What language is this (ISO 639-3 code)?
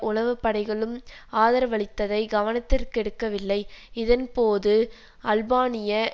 tam